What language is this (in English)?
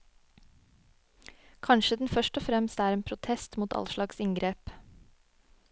Norwegian